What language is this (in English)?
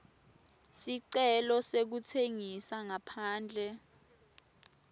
Swati